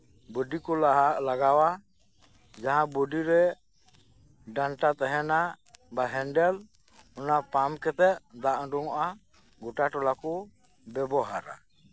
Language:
Santali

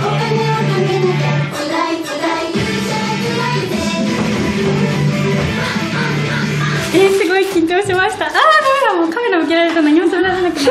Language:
Japanese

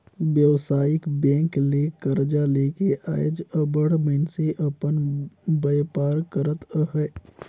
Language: Chhattisgarhi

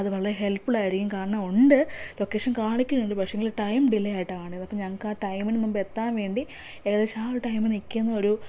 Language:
Malayalam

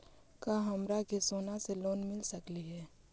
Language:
Magahi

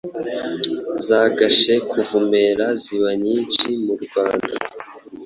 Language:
Kinyarwanda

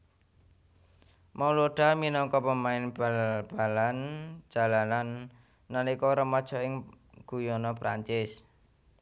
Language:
Javanese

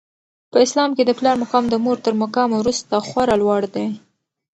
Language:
Pashto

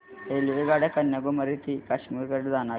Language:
Marathi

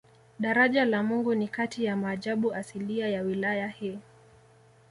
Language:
Swahili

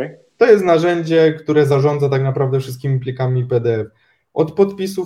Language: Polish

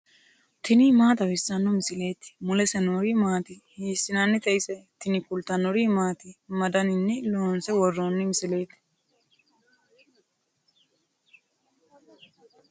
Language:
Sidamo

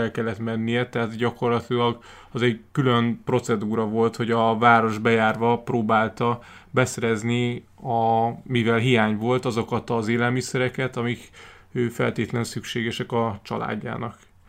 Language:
Hungarian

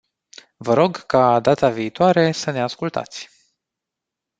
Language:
Romanian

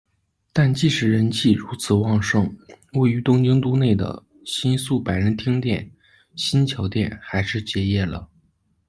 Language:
Chinese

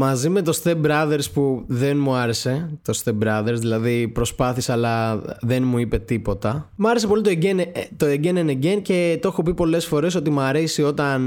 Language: Greek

